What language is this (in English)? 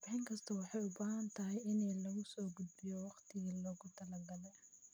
Somali